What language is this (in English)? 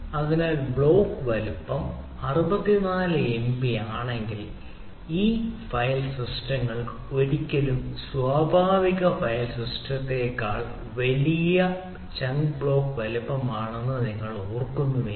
Malayalam